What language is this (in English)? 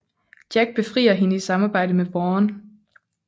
Danish